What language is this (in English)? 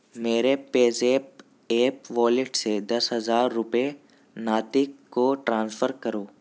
Urdu